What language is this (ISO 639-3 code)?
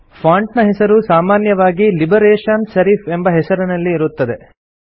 kan